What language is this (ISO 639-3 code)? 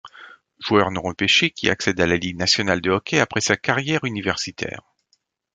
fra